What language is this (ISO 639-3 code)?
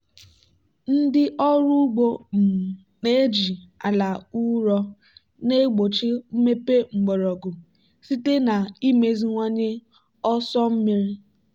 ibo